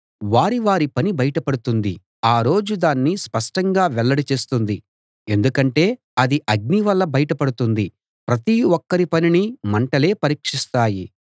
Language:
Telugu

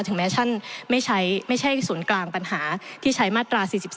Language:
Thai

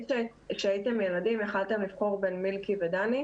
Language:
Hebrew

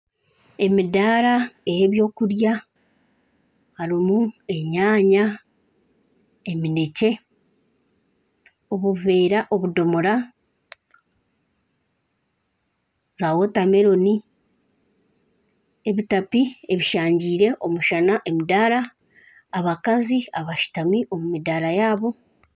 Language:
Nyankole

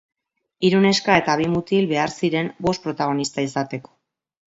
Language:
Basque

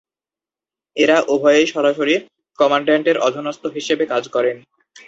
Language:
Bangla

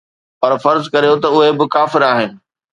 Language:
Sindhi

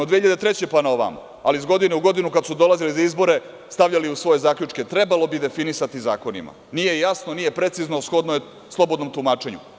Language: Serbian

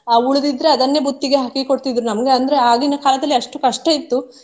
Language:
Kannada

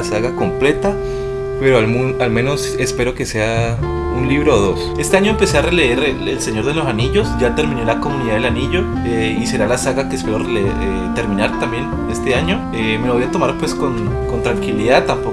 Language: Spanish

